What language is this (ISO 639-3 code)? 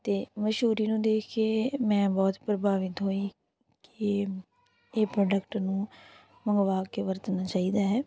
pan